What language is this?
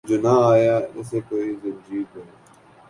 Urdu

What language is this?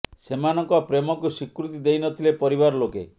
Odia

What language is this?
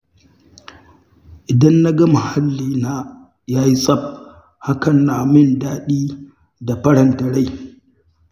Hausa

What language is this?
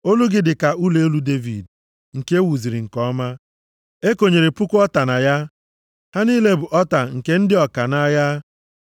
Igbo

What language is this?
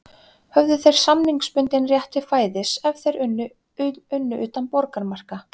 Icelandic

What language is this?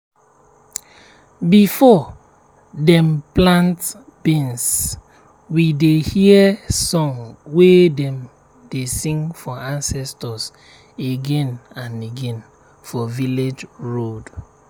Nigerian Pidgin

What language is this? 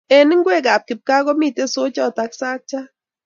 Kalenjin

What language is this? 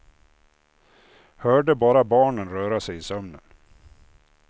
Swedish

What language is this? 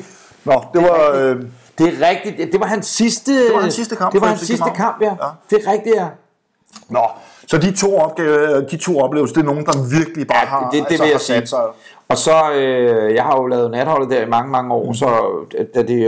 Danish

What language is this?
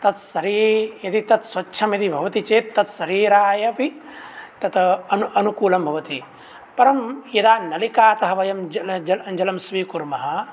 Sanskrit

